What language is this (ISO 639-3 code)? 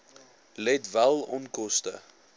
afr